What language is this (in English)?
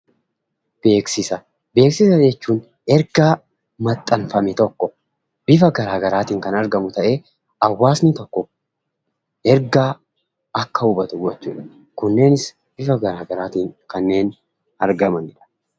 Oromo